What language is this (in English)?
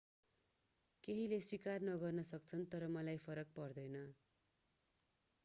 Nepali